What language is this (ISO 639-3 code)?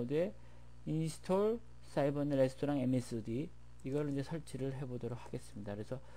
kor